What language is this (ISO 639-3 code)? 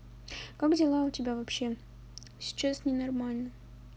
rus